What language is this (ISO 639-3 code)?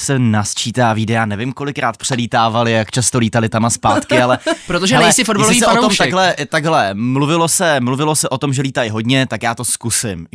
ces